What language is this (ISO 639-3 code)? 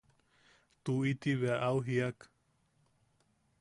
yaq